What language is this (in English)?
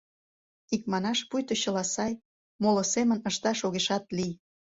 Mari